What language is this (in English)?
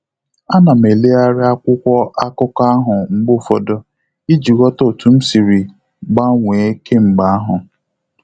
Igbo